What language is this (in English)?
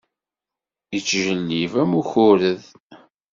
Kabyle